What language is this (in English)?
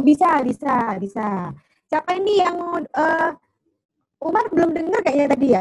Indonesian